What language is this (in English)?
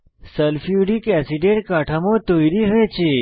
Bangla